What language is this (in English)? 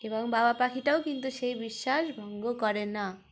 Bangla